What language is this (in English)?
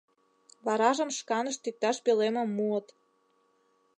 Mari